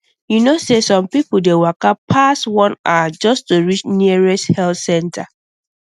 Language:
Nigerian Pidgin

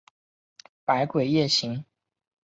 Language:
Chinese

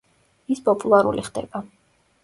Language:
Georgian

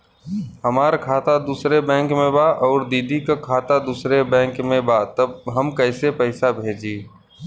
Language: Bhojpuri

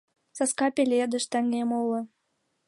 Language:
Mari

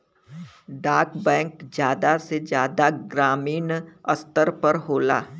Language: Bhojpuri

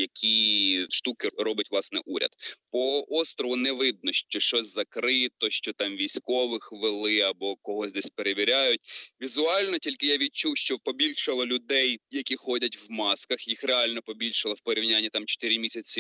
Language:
Ukrainian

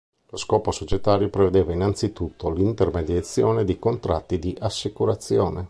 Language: Italian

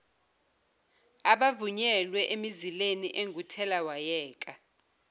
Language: Zulu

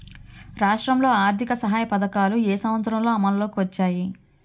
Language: Telugu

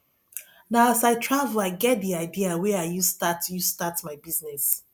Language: Nigerian Pidgin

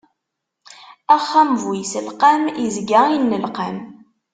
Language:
Kabyle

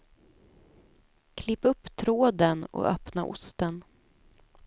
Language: Swedish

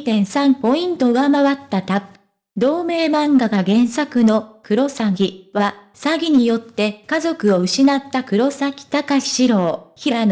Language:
Japanese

